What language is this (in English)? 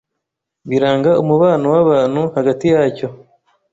Kinyarwanda